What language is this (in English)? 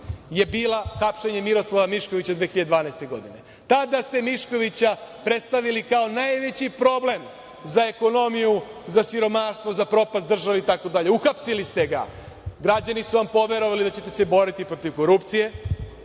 Serbian